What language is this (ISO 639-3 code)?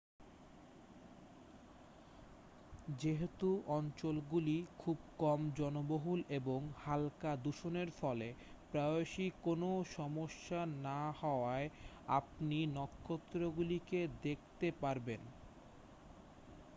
ben